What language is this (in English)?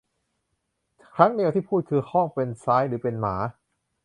Thai